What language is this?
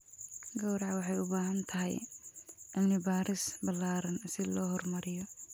Somali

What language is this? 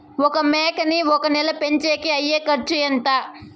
Telugu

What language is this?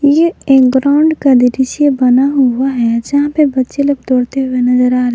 Hindi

